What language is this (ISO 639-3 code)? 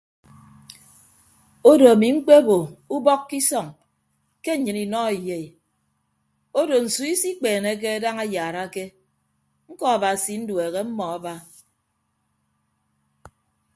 ibb